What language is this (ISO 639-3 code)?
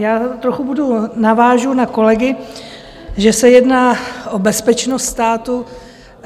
ces